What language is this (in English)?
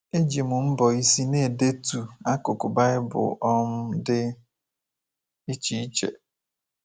Igbo